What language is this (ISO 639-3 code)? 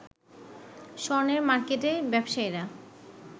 ben